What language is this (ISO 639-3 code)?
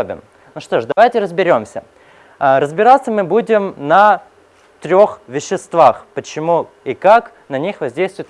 rus